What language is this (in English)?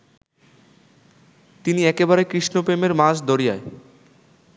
Bangla